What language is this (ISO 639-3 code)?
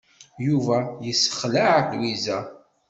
kab